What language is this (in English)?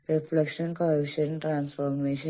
Malayalam